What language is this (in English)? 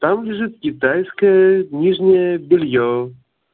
Russian